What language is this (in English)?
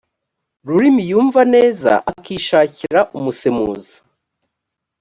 Kinyarwanda